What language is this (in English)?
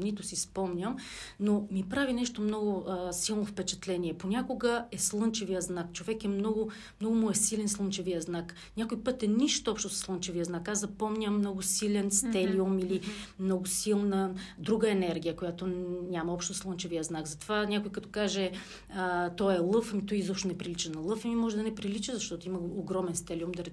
Bulgarian